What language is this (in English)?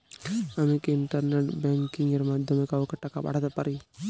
Bangla